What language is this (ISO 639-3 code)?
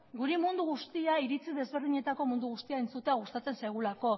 eus